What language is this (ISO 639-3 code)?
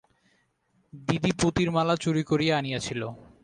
ben